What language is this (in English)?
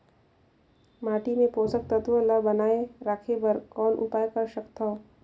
Chhattisgarhi